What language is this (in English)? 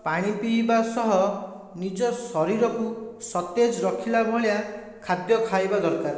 Odia